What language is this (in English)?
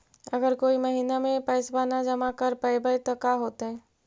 Magahi